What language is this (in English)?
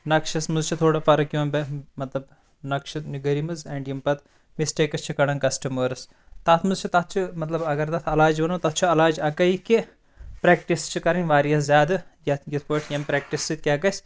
Kashmiri